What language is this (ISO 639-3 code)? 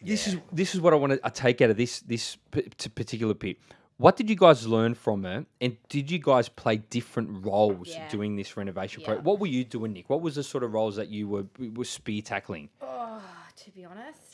eng